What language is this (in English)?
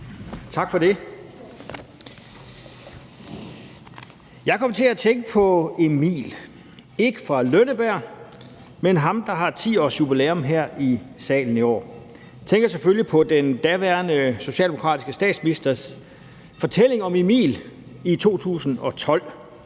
Danish